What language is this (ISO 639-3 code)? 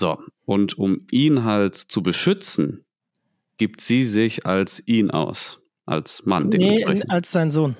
deu